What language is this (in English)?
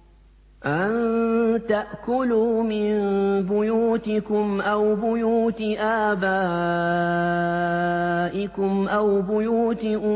Arabic